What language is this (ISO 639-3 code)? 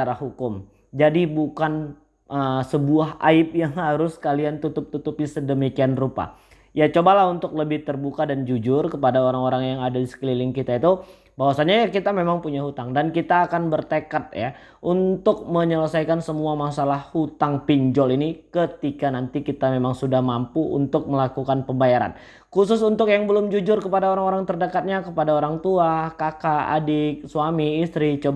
ind